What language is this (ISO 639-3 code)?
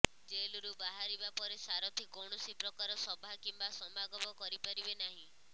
ori